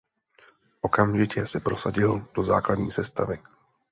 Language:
Czech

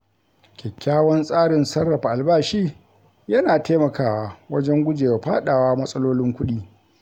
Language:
Hausa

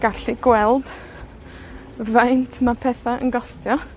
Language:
Welsh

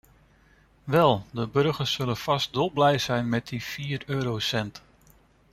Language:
Dutch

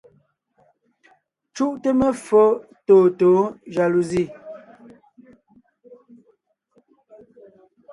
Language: Ngiemboon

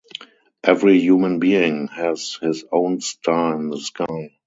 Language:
English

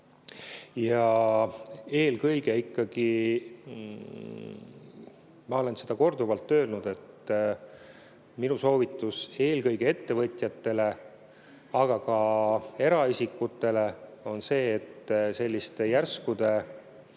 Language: Estonian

